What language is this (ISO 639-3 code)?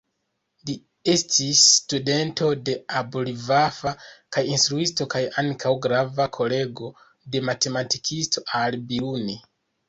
epo